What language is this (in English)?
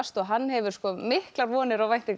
Icelandic